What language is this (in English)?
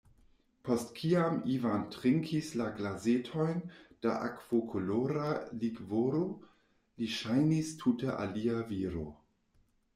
Esperanto